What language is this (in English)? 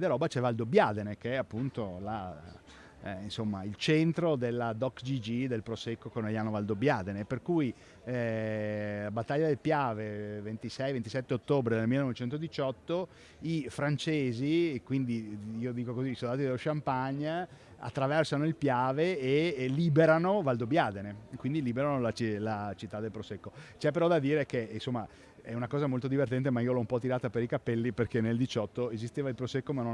Italian